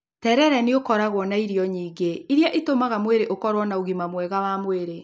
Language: Kikuyu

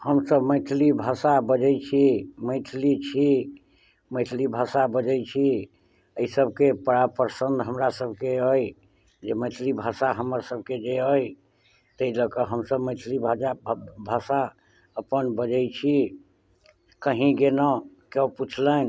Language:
Maithili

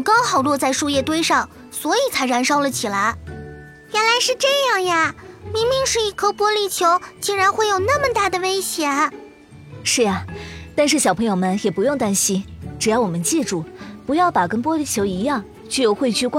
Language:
Chinese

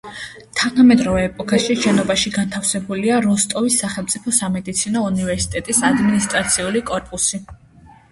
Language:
Georgian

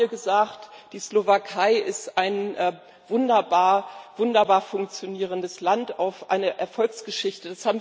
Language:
German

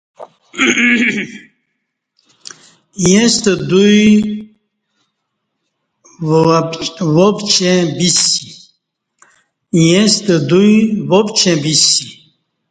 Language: Kati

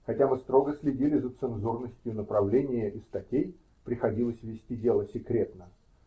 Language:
Russian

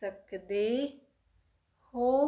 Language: Punjabi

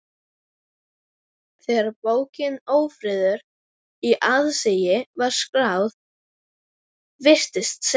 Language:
Icelandic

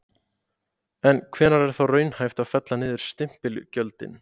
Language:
Icelandic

